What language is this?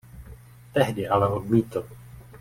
Czech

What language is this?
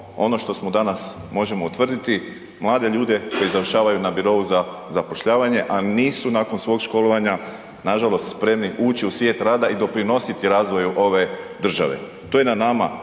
Croatian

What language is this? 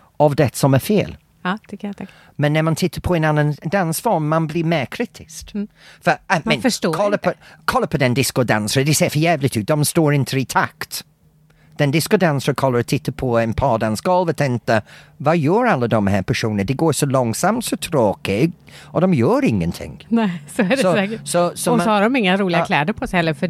Swedish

